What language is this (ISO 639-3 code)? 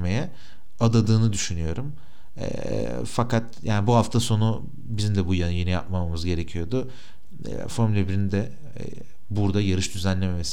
tur